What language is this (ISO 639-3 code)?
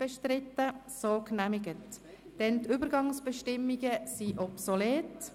gsw